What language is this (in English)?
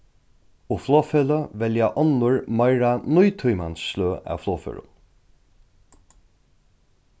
Faroese